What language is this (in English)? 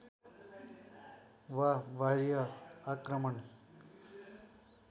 Nepali